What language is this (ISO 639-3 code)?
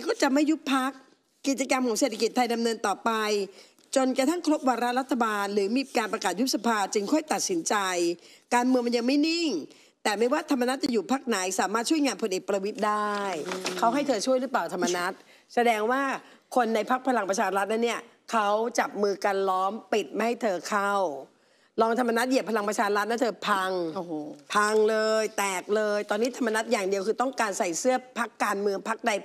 tha